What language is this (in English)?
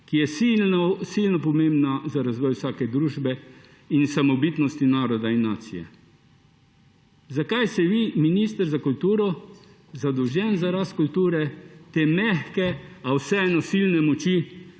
Slovenian